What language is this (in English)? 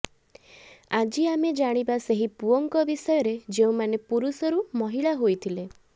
Odia